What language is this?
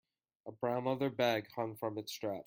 English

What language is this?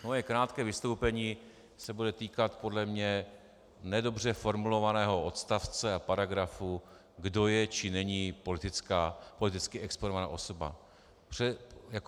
Czech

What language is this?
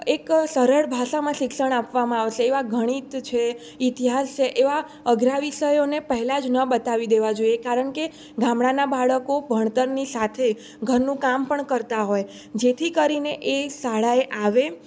Gujarati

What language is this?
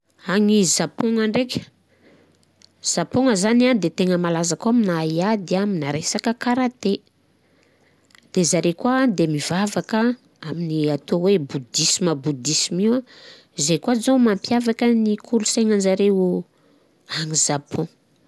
Southern Betsimisaraka Malagasy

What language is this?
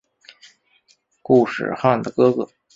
Chinese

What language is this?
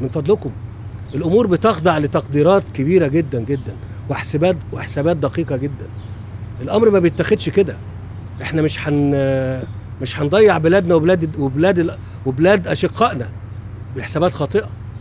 Arabic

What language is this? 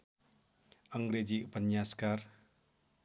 Nepali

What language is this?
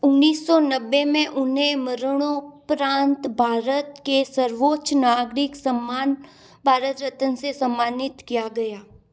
Hindi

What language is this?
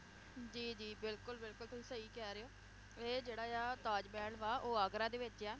Punjabi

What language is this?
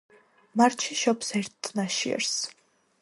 Georgian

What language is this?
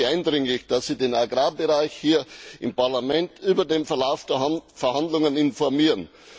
German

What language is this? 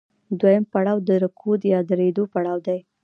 Pashto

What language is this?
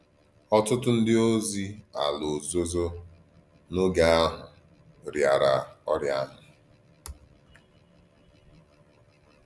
Igbo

